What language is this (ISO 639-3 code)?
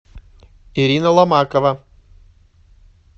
rus